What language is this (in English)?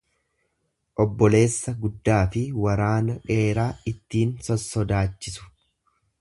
Oromo